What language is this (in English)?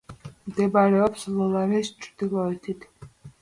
Georgian